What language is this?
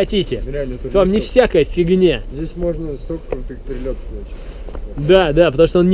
Russian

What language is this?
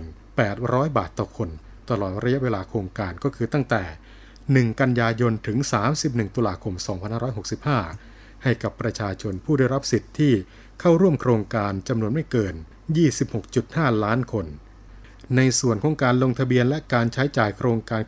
Thai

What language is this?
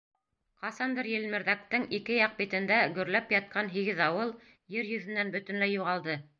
Bashkir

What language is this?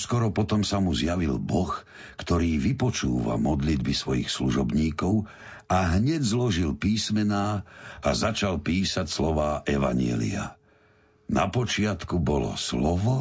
Slovak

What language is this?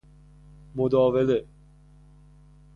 Persian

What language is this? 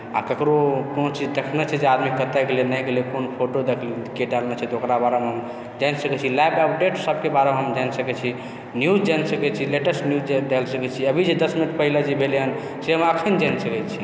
Maithili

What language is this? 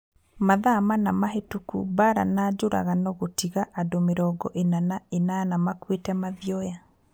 Kikuyu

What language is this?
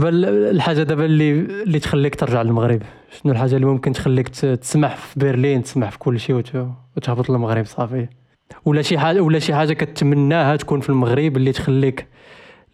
Arabic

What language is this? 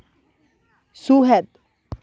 Santali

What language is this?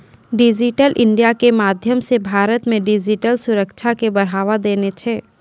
Maithili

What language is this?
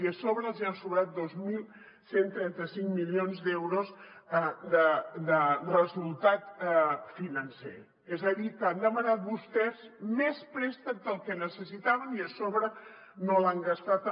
Catalan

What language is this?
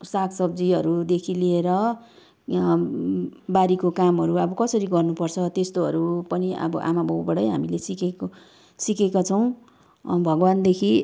Nepali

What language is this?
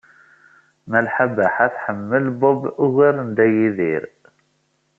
Kabyle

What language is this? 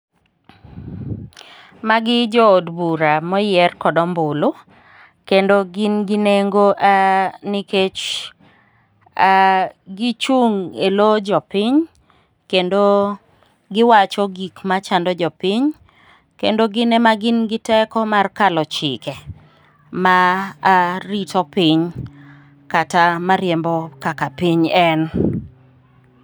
Luo (Kenya and Tanzania)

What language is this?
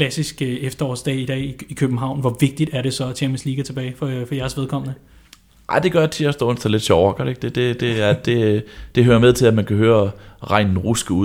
Danish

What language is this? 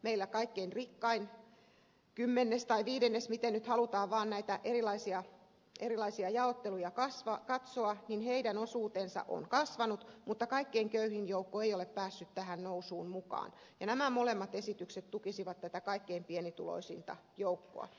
Finnish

